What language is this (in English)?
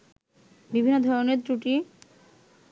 Bangla